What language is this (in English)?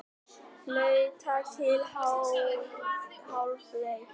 Icelandic